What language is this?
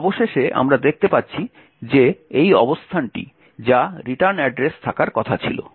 Bangla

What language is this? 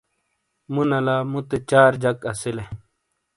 Shina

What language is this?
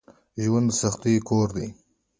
Pashto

